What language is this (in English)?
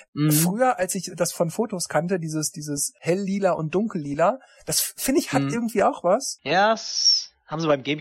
German